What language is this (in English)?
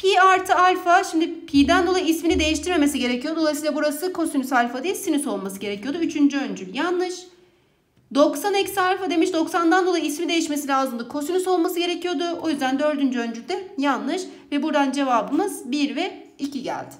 Turkish